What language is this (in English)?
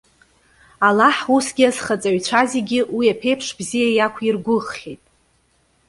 Abkhazian